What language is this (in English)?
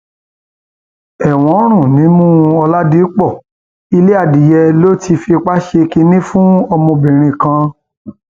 Yoruba